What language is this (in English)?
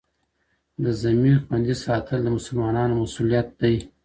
Pashto